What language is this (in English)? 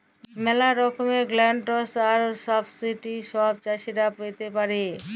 Bangla